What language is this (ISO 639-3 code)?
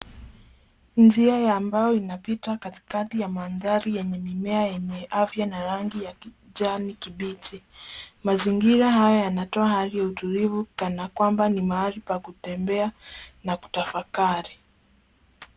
swa